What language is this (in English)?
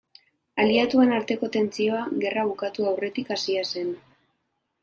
Basque